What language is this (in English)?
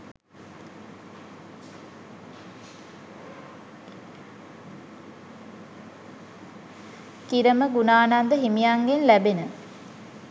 Sinhala